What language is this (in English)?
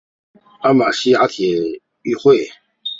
Chinese